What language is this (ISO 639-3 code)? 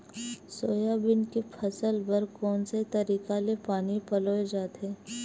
hne